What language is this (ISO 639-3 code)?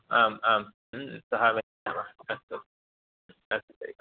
san